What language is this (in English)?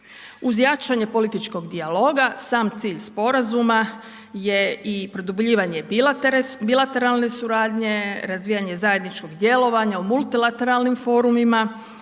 Croatian